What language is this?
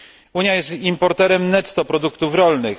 Polish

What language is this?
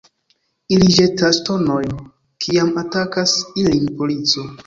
Esperanto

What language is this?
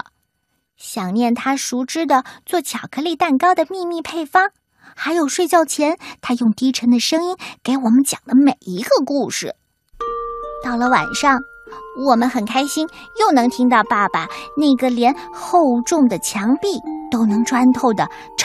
Chinese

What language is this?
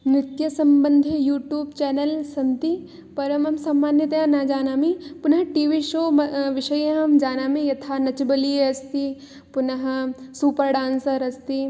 Sanskrit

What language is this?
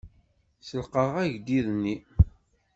Kabyle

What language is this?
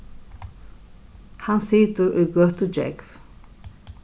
Faroese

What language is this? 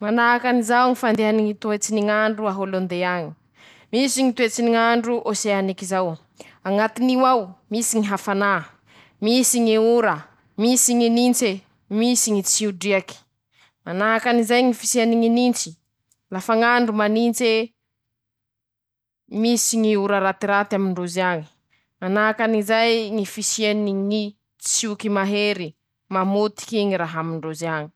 Masikoro Malagasy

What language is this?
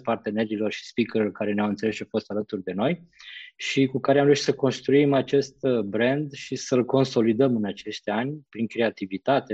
Romanian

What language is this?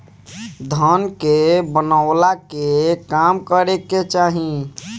Bhojpuri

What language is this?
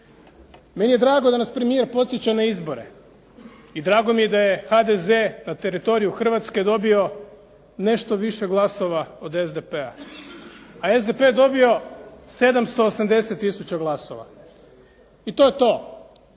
Croatian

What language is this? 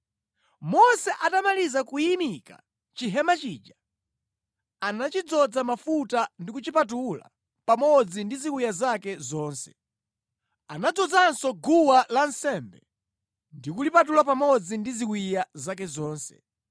Nyanja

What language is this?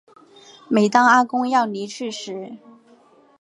Chinese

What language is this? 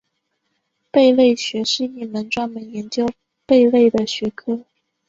Chinese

